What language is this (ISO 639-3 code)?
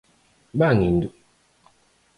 glg